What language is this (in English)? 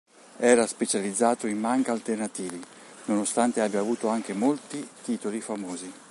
Italian